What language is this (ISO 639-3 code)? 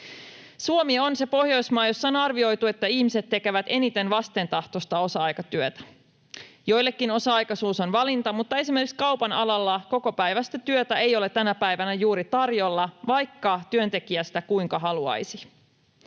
fin